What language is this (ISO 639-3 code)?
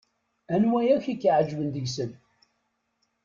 kab